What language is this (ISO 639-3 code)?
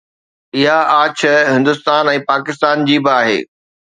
snd